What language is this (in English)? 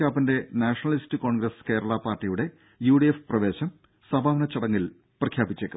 Malayalam